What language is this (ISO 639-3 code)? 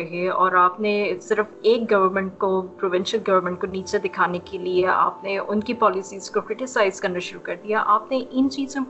urd